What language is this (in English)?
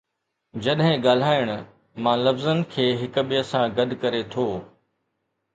Sindhi